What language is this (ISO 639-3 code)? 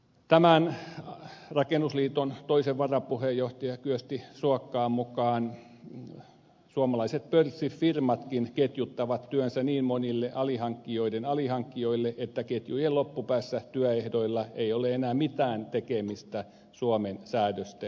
fin